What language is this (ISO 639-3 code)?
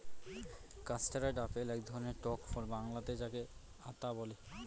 ben